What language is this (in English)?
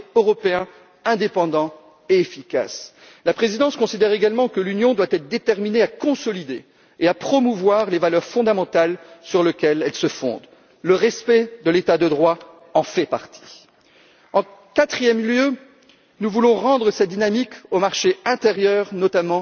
French